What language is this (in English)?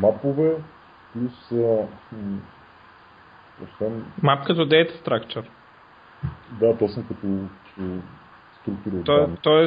Bulgarian